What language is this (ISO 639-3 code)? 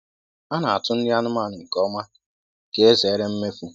ibo